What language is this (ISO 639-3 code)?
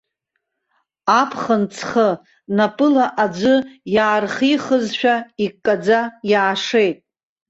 abk